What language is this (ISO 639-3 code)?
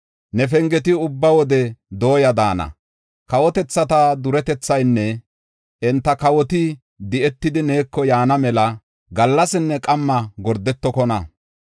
gof